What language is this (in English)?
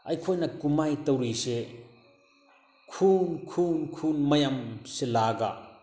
Manipuri